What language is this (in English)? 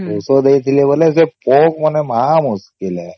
Odia